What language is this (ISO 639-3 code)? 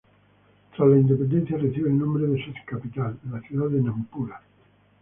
spa